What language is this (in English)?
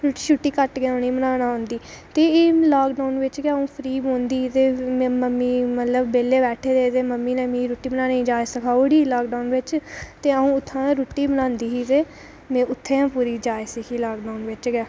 Dogri